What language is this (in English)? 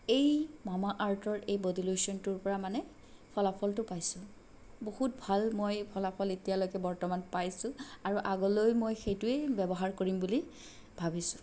Assamese